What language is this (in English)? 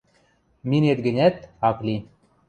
Western Mari